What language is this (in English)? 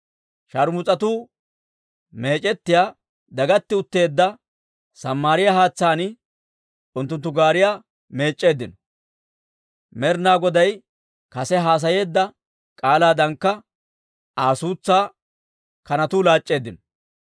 Dawro